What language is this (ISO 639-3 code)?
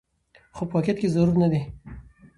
pus